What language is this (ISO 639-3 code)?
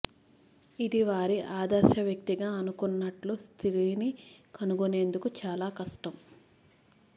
tel